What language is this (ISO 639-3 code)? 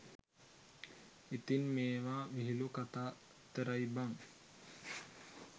sin